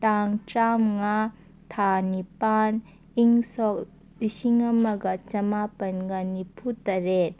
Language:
Manipuri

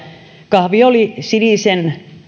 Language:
Finnish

